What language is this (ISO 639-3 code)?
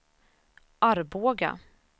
swe